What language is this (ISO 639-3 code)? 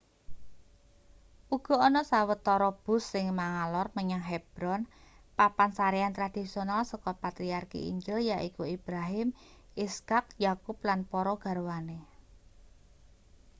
jav